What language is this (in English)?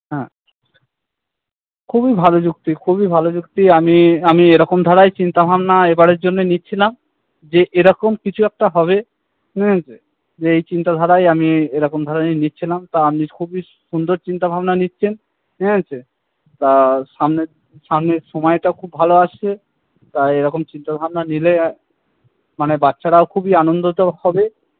Bangla